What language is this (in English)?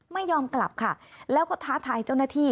Thai